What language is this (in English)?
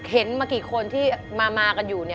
Thai